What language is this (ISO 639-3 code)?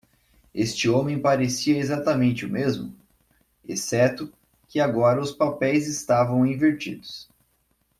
por